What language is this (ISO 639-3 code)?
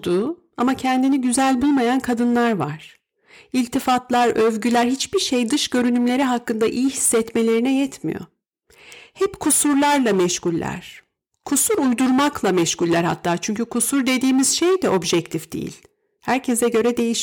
tur